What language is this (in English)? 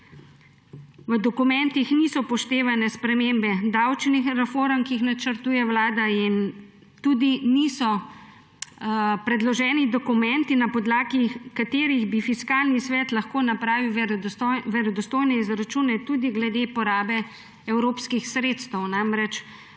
Slovenian